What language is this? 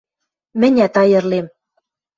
Western Mari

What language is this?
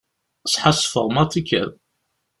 Kabyle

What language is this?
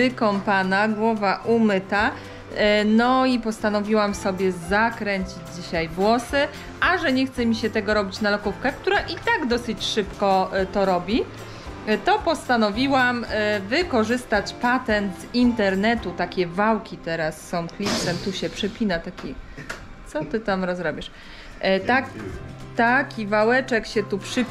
Polish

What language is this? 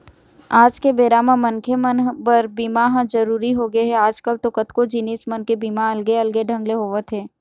Chhattisgarhi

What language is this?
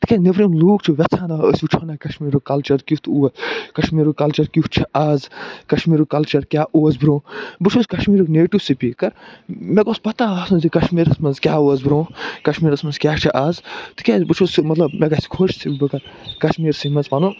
Kashmiri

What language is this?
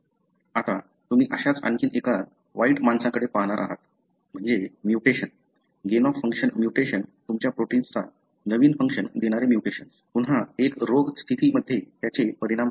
Marathi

